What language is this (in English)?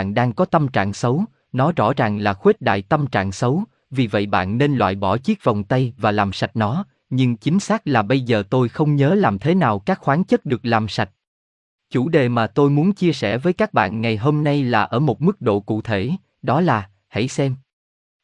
Vietnamese